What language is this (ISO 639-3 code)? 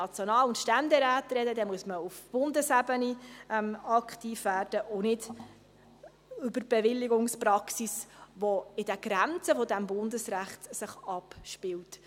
gsw